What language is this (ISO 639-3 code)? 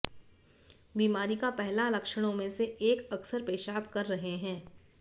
hin